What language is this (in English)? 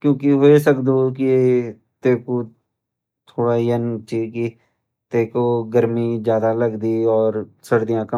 Garhwali